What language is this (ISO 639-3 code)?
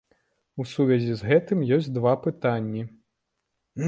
bel